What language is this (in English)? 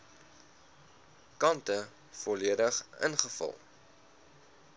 Afrikaans